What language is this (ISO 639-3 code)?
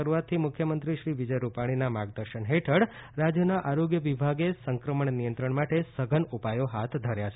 guj